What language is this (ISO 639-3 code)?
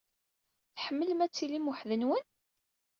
kab